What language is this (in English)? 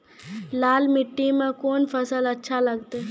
Maithili